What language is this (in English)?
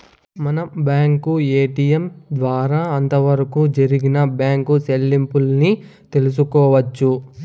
Telugu